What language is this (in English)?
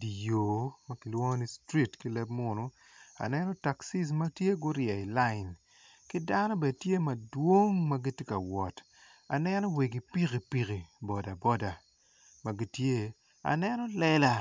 Acoli